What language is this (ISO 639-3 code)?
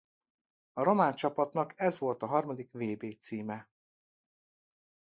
hun